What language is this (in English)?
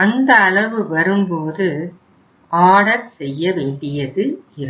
Tamil